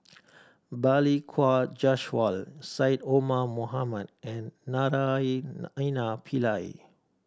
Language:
English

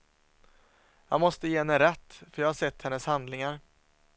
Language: Swedish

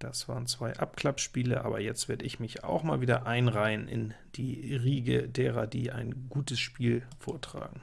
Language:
German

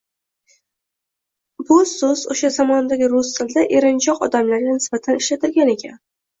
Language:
Uzbek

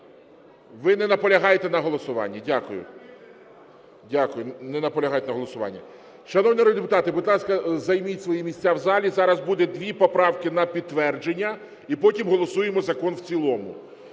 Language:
Ukrainian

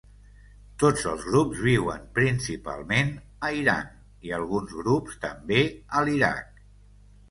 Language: Catalan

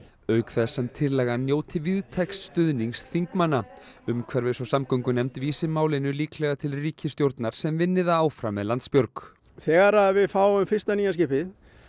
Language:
Icelandic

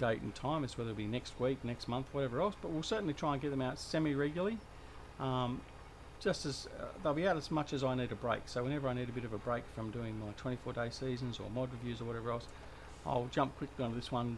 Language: English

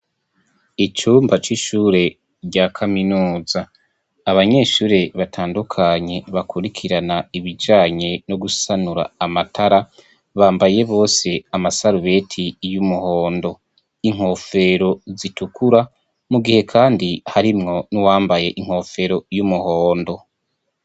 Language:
Rundi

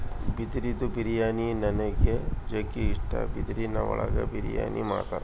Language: Kannada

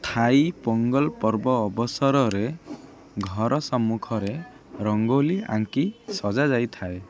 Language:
Odia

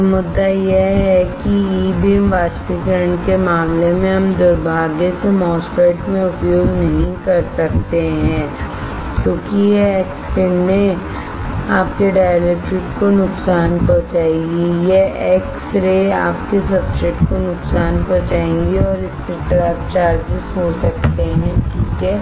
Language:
Hindi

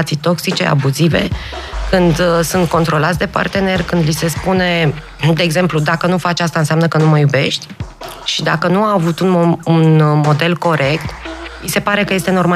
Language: Romanian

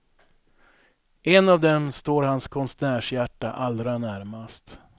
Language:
Swedish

